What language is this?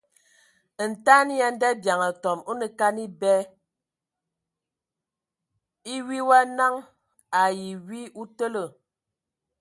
Ewondo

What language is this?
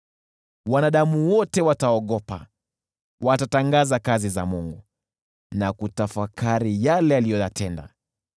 Swahili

